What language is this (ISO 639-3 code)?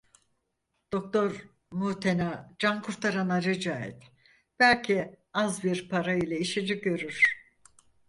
tur